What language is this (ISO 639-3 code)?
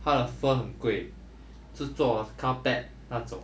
eng